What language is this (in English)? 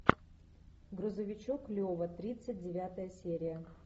Russian